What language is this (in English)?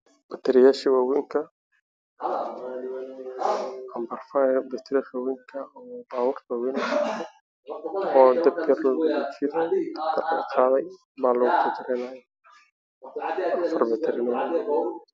Somali